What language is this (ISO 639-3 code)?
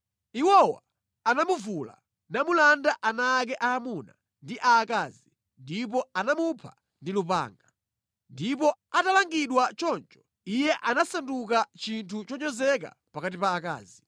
nya